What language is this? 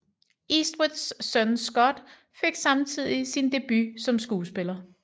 Danish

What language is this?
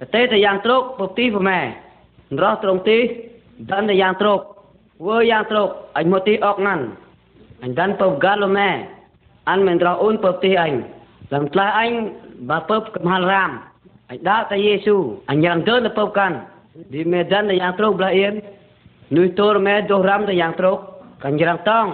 Vietnamese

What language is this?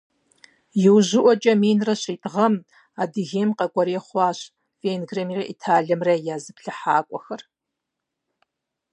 Kabardian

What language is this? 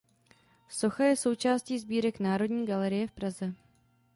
Czech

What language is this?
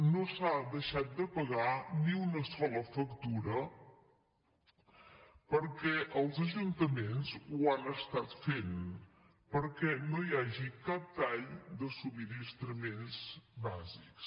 Catalan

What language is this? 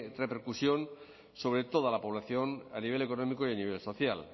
Spanish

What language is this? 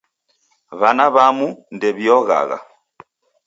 Taita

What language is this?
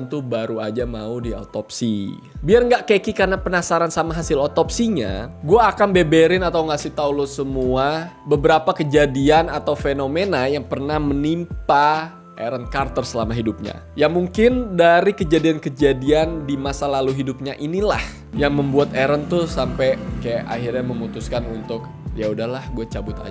Indonesian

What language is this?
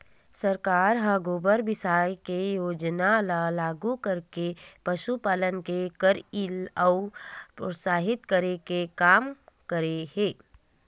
Chhattisgarhi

